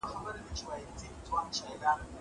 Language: Pashto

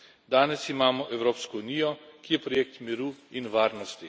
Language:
Slovenian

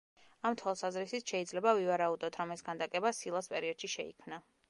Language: Georgian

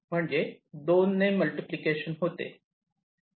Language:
Marathi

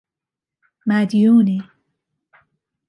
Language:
Persian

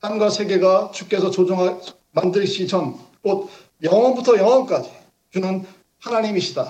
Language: Korean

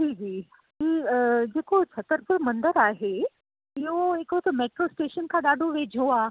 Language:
Sindhi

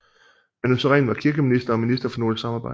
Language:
Danish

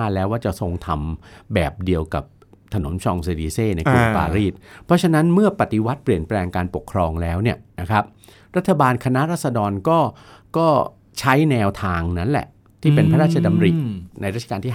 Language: Thai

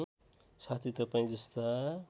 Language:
Nepali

